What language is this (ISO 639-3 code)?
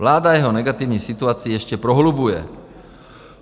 ces